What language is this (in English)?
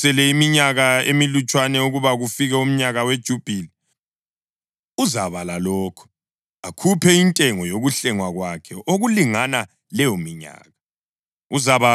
North Ndebele